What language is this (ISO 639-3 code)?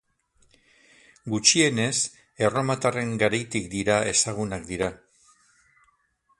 eus